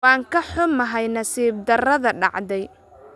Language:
Somali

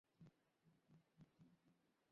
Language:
Bangla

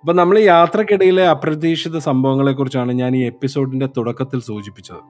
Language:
Malayalam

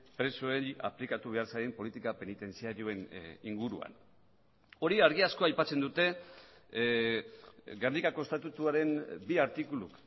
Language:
Basque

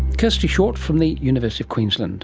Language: English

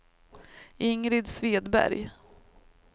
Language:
Swedish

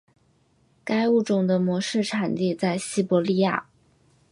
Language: Chinese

